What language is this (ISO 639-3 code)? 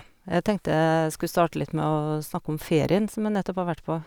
nor